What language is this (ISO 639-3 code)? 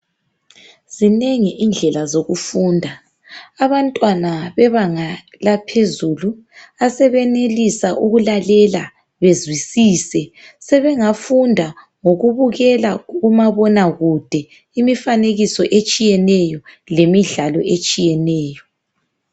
nde